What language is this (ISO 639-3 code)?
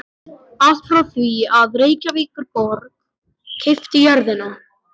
isl